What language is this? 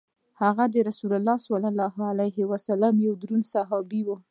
Pashto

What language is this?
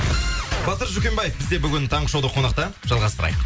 Kazakh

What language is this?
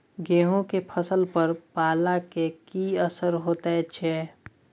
Maithili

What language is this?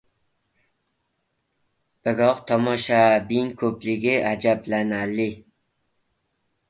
Uzbek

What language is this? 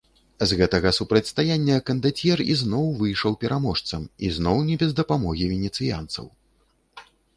Belarusian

